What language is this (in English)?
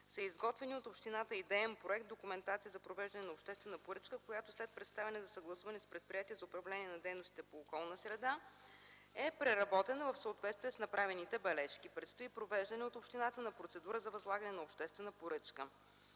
Bulgarian